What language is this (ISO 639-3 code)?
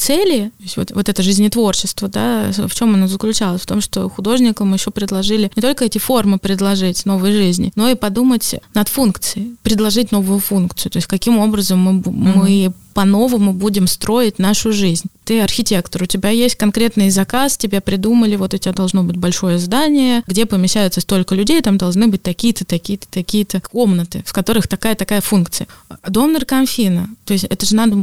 rus